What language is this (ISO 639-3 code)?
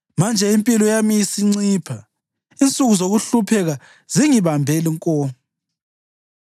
nde